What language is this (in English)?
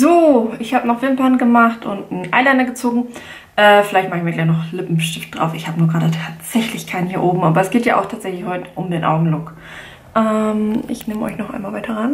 German